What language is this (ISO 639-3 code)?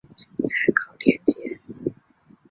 zho